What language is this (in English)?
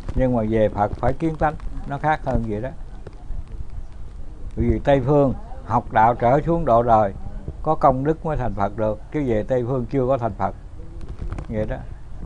Vietnamese